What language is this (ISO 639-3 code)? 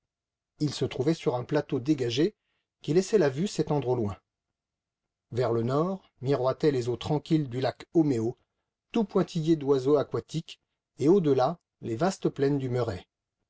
fra